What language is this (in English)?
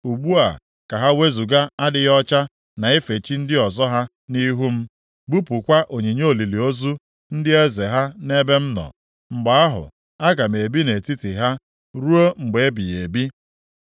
Igbo